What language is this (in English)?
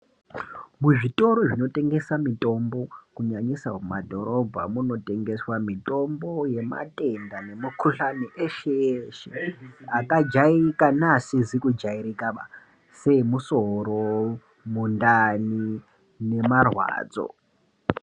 Ndau